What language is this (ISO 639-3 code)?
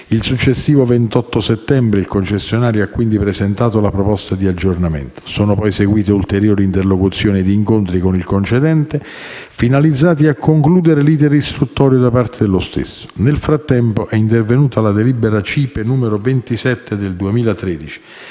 ita